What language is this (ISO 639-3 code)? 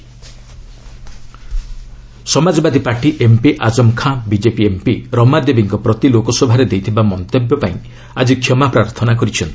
ori